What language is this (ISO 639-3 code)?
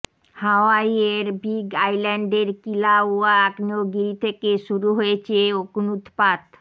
ben